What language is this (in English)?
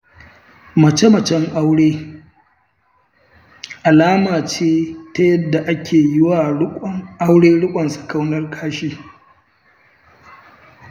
Hausa